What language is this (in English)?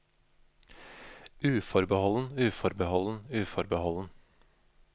Norwegian